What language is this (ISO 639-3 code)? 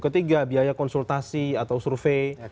ind